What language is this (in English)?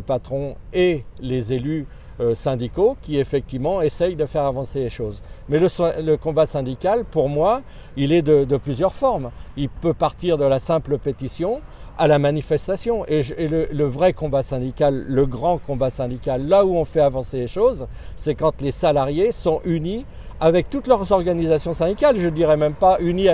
French